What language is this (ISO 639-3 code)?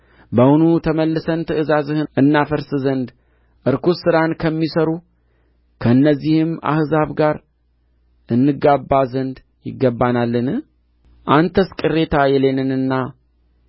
amh